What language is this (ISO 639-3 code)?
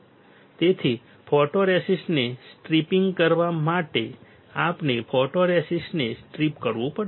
guj